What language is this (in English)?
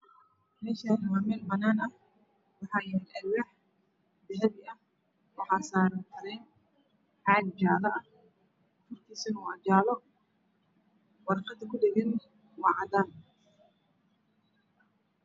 Somali